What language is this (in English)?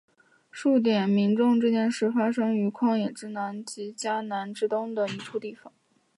Chinese